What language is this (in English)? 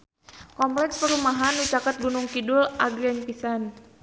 Sundanese